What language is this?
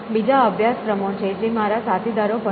Gujarati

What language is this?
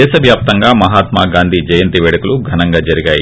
Telugu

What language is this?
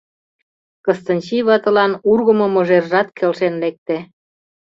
Mari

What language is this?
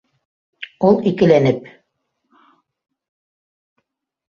Bashkir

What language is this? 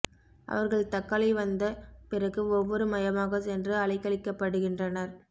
Tamil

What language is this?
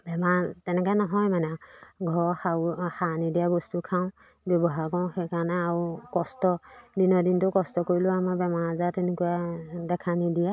Assamese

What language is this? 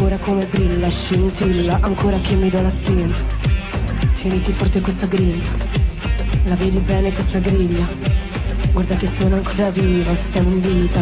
Italian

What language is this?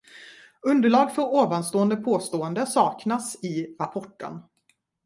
Swedish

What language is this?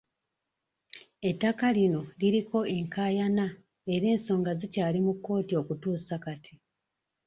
Ganda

